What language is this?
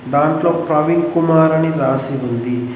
Telugu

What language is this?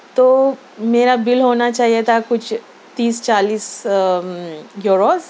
Urdu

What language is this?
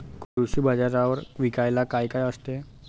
Marathi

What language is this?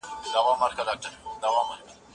Pashto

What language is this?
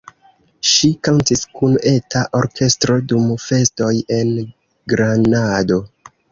Esperanto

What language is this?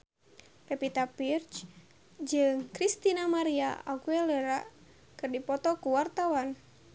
Sundanese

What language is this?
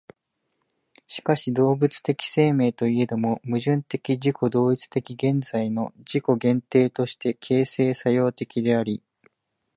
Japanese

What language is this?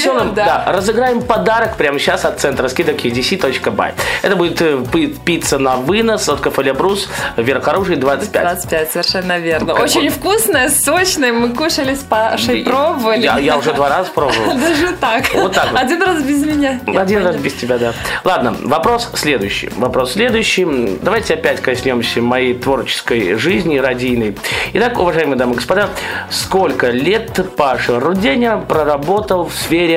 Russian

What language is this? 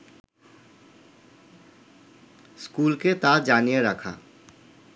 Bangla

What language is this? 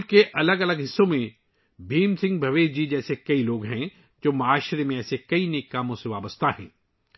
Urdu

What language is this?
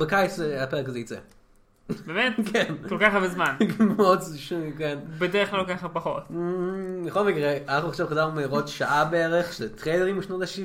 Hebrew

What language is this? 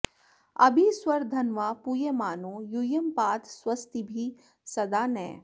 Sanskrit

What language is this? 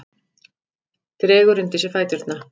Icelandic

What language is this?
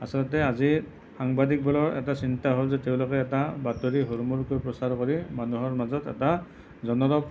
Assamese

